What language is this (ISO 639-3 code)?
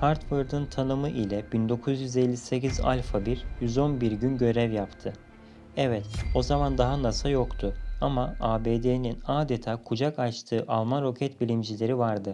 tur